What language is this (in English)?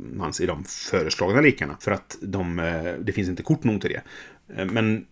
Swedish